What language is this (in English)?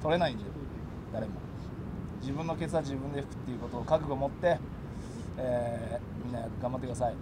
Japanese